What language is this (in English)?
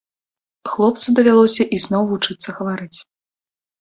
Belarusian